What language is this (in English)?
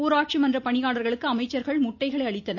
Tamil